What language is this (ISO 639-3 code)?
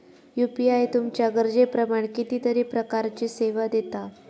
mar